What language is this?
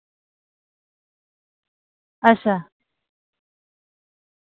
Dogri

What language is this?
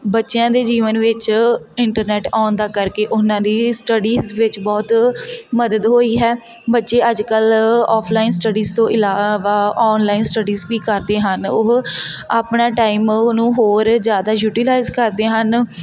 Punjabi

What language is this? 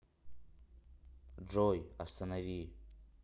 Russian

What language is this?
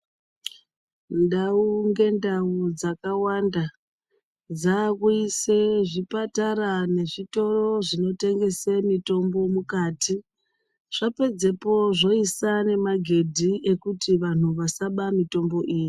Ndau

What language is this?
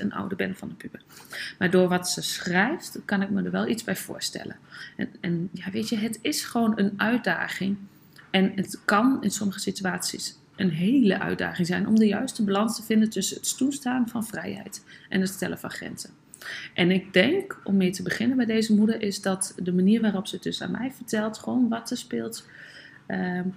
Dutch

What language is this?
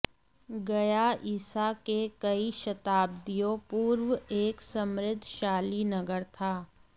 Sanskrit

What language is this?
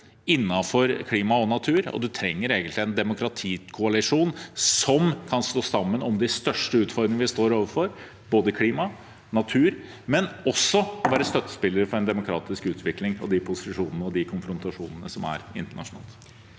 Norwegian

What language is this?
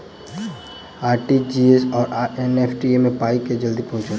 Maithili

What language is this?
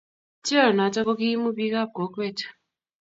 Kalenjin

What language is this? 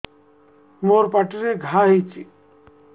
Odia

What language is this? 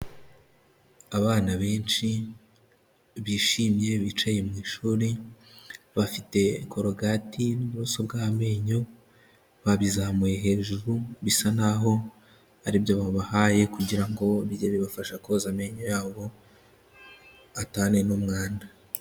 Kinyarwanda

